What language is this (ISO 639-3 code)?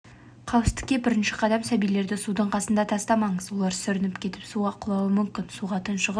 kaz